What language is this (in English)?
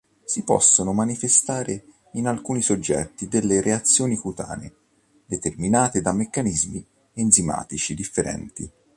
Italian